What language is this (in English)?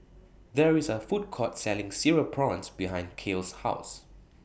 English